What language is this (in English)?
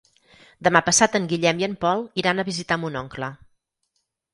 Catalan